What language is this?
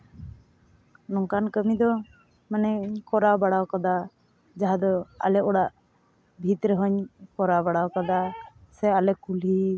Santali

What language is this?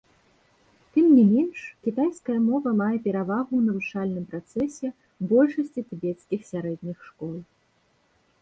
Belarusian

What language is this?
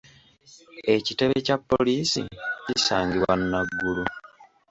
Ganda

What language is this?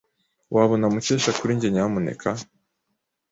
Kinyarwanda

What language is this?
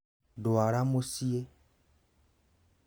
Kikuyu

